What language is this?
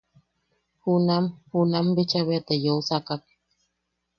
Yaqui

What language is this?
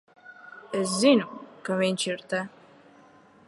Latvian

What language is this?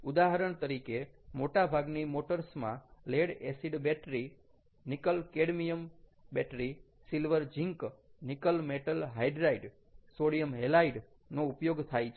Gujarati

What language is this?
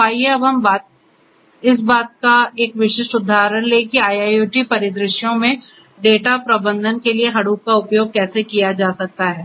Hindi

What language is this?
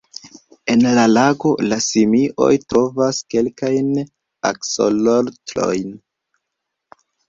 Esperanto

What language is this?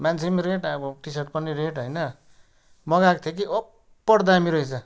Nepali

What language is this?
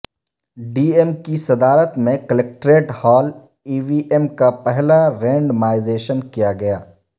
Urdu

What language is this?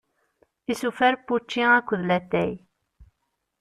Kabyle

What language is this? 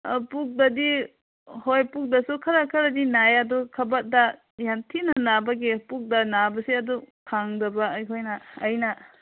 Manipuri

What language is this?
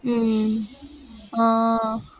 Tamil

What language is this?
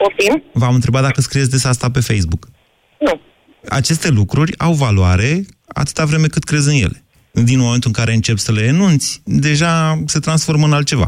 Romanian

